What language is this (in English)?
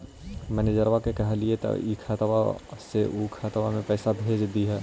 Magahi